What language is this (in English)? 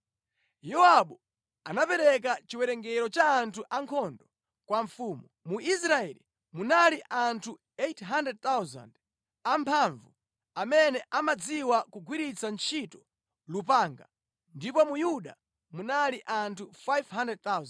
Nyanja